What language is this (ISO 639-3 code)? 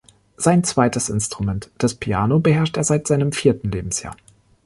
deu